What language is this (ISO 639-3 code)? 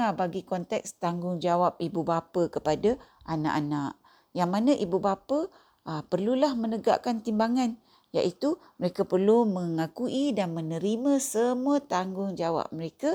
msa